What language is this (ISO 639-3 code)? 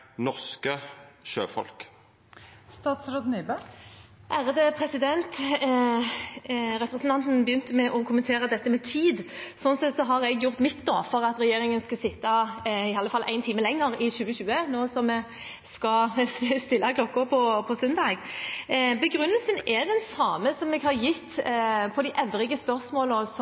nor